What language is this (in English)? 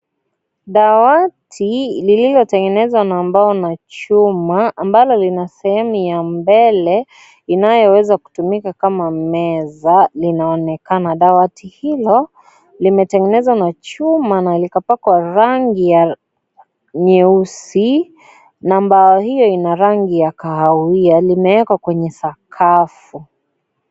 Swahili